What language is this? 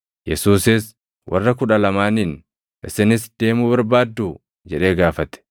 Oromo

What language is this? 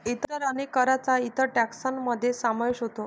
Marathi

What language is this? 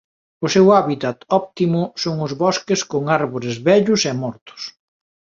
Galician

